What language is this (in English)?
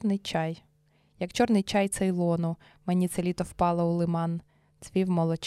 Ukrainian